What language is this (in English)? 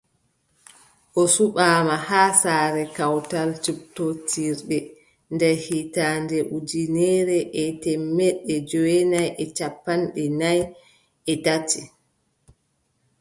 Adamawa Fulfulde